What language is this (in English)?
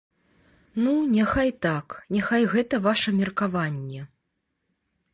Belarusian